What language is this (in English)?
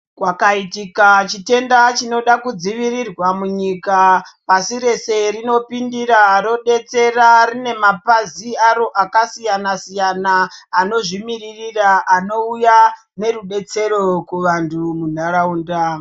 Ndau